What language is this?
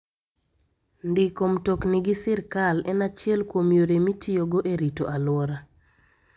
Luo (Kenya and Tanzania)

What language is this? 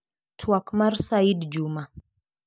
Luo (Kenya and Tanzania)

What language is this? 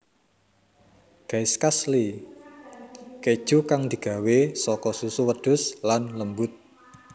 Javanese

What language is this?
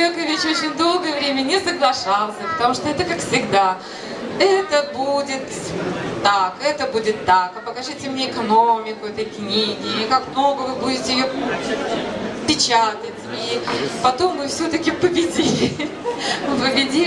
Russian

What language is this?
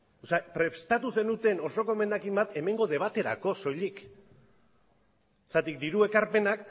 Basque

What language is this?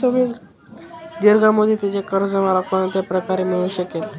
Marathi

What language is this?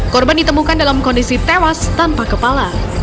Indonesian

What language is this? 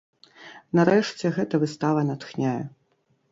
Belarusian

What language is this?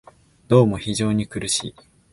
Japanese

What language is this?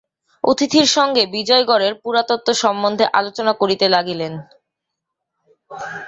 Bangla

